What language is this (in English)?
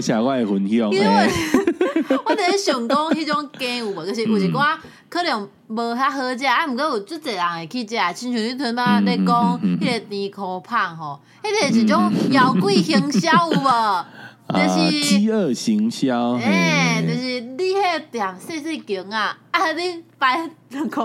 Chinese